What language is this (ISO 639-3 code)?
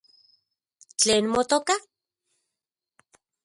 ncx